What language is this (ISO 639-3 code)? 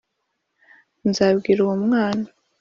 kin